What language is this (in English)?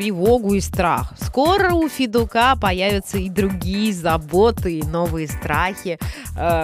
Russian